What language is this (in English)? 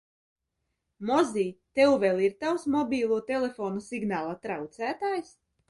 Latvian